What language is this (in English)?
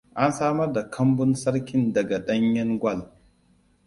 Hausa